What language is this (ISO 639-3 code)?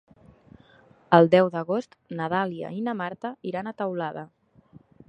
cat